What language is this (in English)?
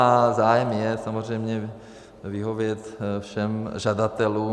Czech